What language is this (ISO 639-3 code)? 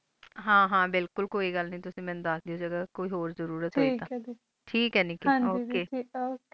pan